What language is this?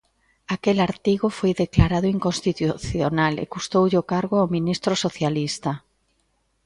Galician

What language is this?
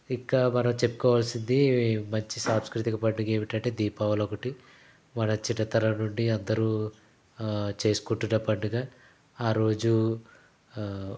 Telugu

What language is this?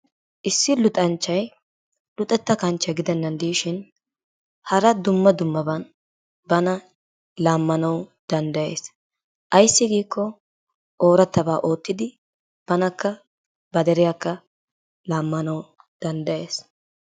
Wolaytta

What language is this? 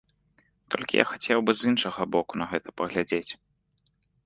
Belarusian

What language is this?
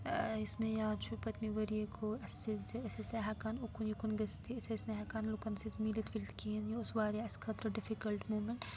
Kashmiri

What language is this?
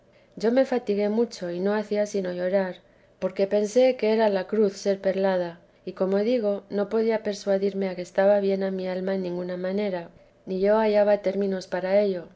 Spanish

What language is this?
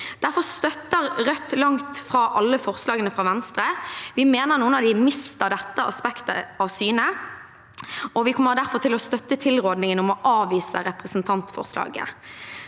Norwegian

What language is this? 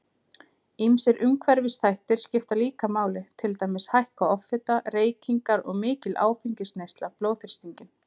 Icelandic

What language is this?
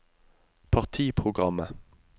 Norwegian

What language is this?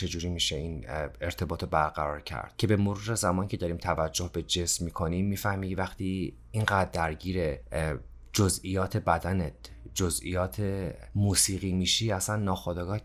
Persian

